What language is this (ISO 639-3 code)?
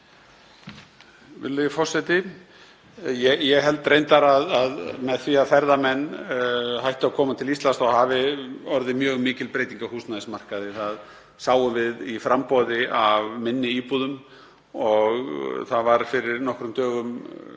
isl